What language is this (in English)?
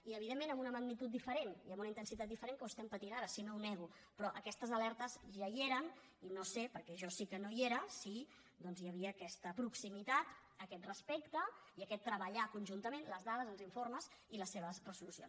Catalan